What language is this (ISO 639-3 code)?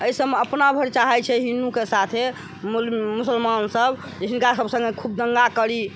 mai